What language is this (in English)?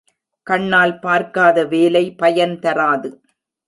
Tamil